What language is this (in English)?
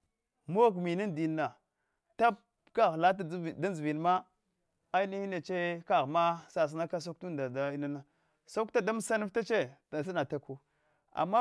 Hwana